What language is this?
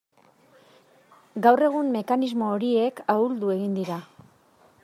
Basque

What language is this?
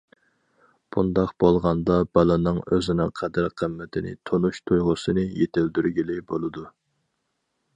Uyghur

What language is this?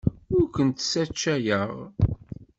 Kabyle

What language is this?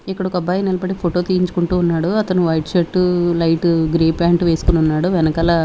Telugu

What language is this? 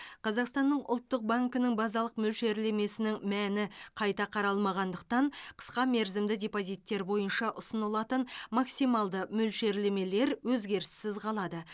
Kazakh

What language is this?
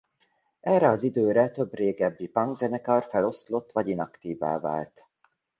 Hungarian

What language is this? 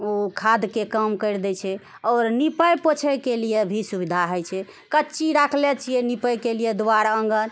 Maithili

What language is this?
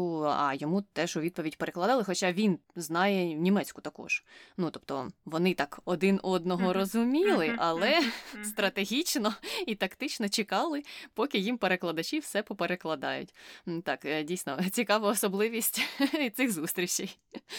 Ukrainian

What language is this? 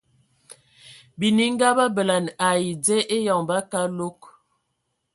Ewondo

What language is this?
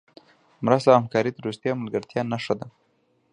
Pashto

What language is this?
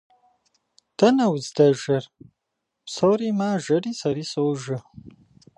Kabardian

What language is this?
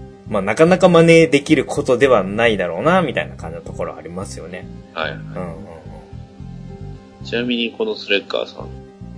Japanese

